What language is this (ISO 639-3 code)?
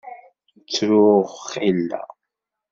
kab